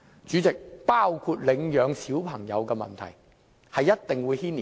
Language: Cantonese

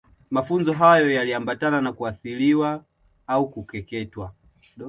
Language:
Swahili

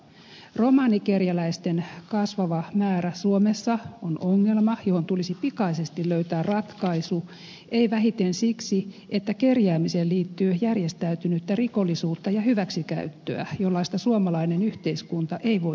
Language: Finnish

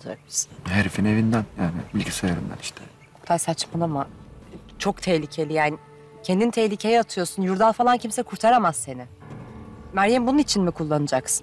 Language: Turkish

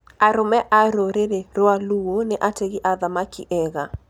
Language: Kikuyu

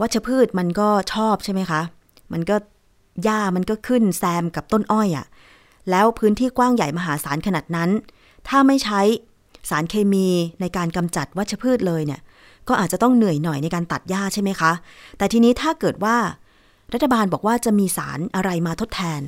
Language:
Thai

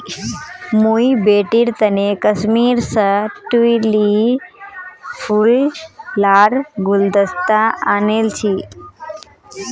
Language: Magahi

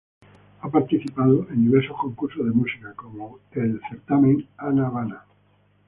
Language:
Spanish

